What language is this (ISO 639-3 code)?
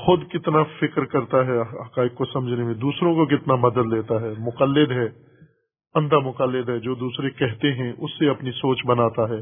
urd